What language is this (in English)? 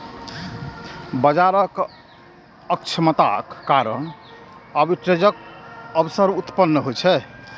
Maithili